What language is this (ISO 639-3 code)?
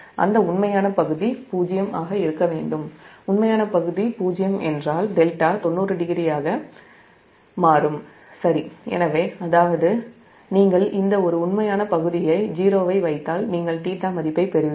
tam